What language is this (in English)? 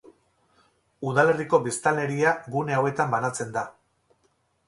Basque